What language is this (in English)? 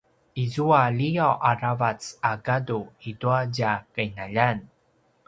Paiwan